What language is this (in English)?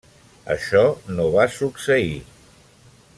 Catalan